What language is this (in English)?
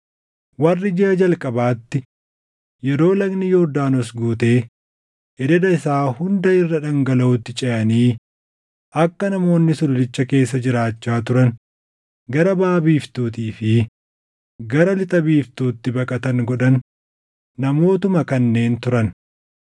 Oromo